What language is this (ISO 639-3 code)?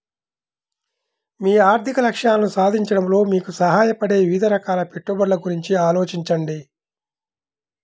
tel